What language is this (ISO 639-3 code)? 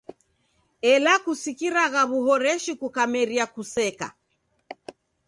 dav